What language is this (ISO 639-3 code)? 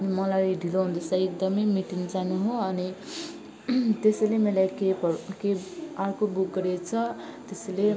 nep